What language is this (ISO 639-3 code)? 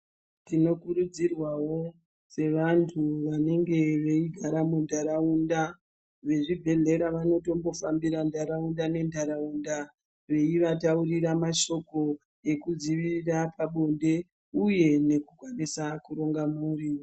ndc